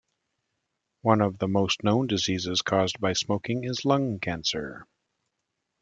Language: English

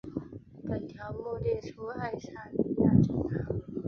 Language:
Chinese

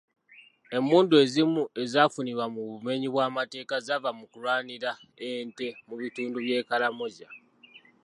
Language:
Ganda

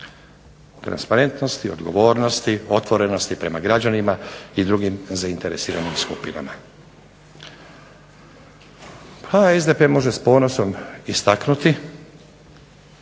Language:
Croatian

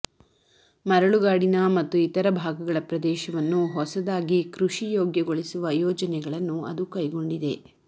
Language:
Kannada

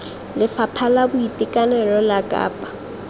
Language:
Tswana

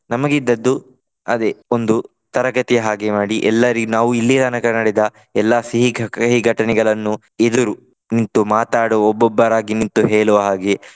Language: Kannada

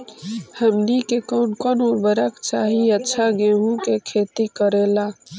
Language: Magahi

